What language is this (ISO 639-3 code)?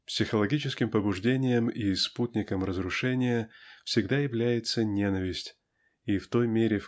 rus